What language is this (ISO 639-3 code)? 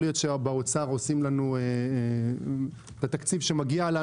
heb